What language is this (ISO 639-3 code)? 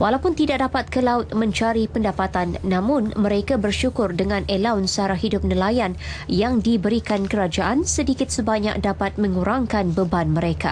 msa